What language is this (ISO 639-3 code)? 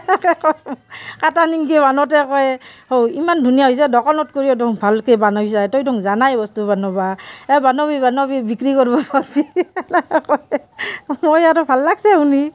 asm